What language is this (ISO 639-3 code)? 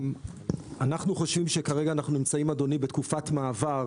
heb